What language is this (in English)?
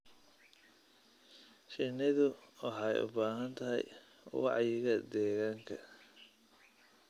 Somali